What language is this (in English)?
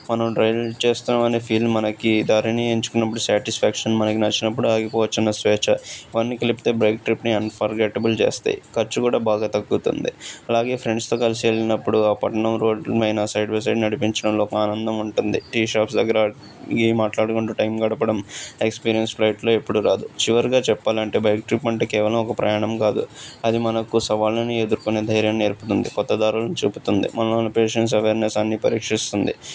Telugu